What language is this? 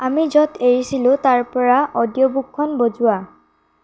Assamese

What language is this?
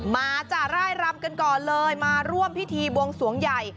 Thai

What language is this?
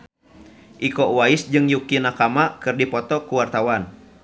Sundanese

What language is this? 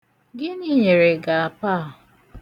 Igbo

